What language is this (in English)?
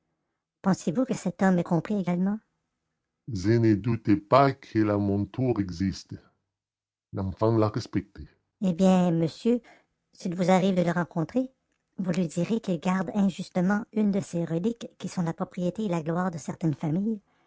French